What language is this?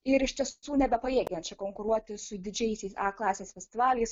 Lithuanian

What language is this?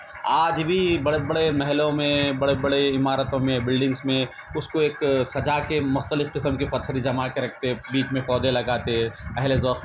Urdu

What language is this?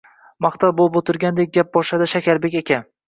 Uzbek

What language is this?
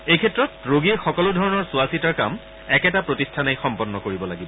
Assamese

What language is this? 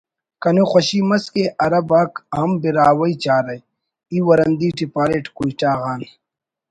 Brahui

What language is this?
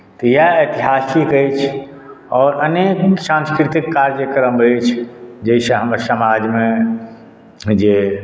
Maithili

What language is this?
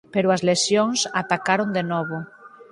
Galician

